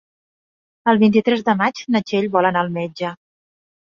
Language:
Catalan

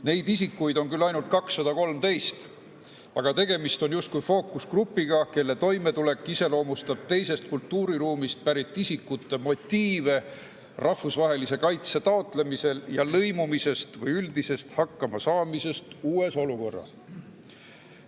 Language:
Estonian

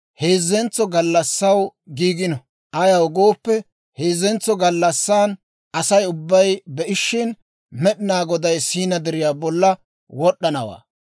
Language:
Dawro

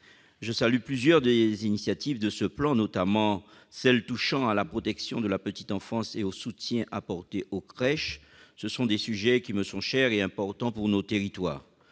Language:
French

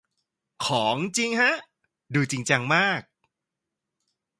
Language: Thai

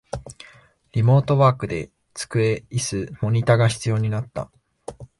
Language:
Japanese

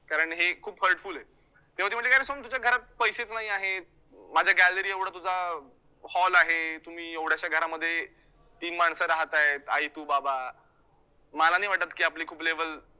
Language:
Marathi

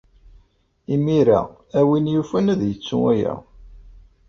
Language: Kabyle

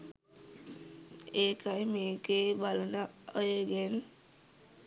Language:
Sinhala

